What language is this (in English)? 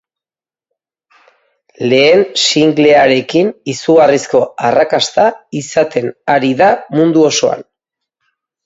Basque